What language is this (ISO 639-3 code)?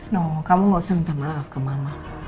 ind